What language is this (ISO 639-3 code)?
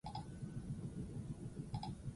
eus